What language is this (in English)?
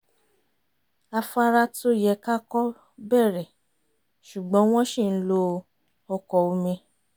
Yoruba